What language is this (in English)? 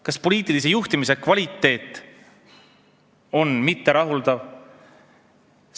Estonian